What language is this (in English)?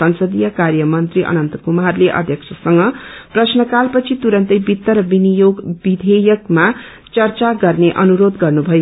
Nepali